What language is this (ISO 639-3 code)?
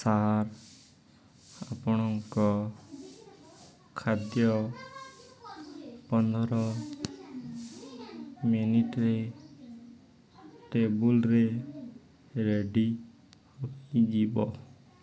ori